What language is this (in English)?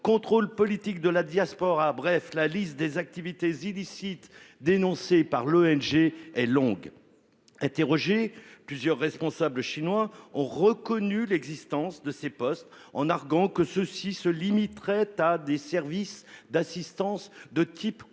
French